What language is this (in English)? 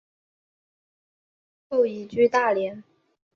Chinese